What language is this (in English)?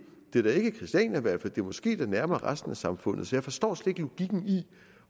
Danish